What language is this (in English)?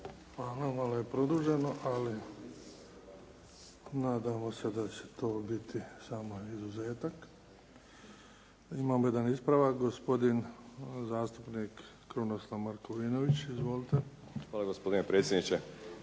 Croatian